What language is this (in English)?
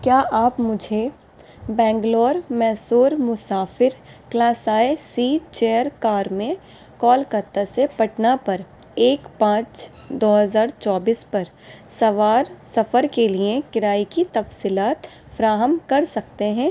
Urdu